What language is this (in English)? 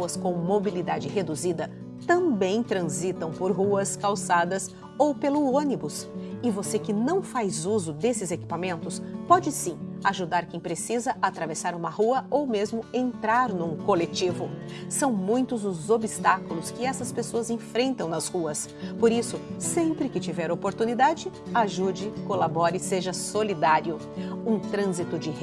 Portuguese